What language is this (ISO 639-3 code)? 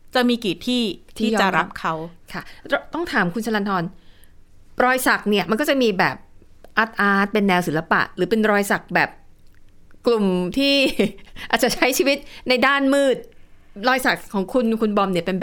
tha